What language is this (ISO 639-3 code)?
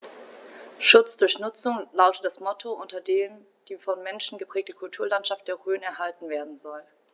deu